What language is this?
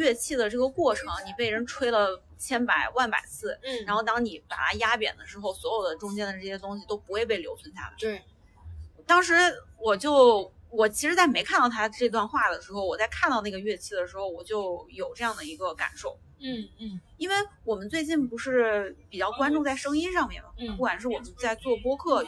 Chinese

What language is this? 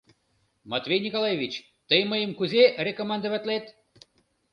Mari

